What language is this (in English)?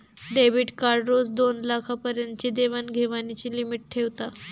Marathi